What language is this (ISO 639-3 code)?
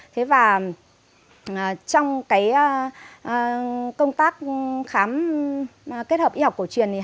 vie